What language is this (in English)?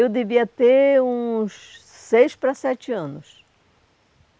Portuguese